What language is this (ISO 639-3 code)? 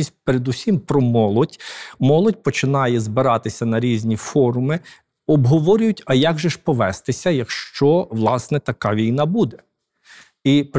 ukr